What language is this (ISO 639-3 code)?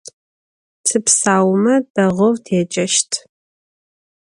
ady